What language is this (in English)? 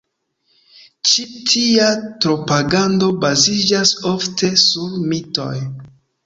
Esperanto